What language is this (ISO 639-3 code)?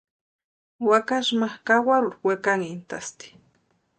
pua